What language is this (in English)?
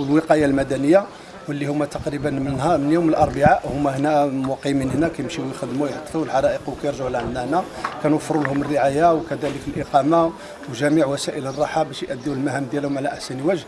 Arabic